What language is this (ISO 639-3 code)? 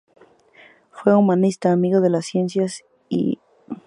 spa